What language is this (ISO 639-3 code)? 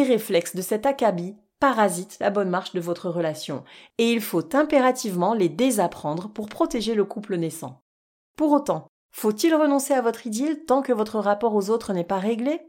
fra